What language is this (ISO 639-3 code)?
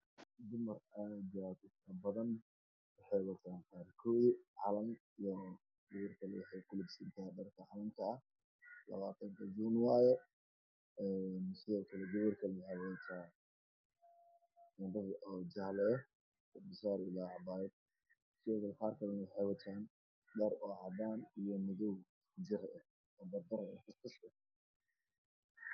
som